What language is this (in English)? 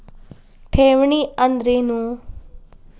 Kannada